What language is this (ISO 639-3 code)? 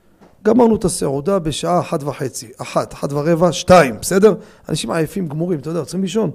heb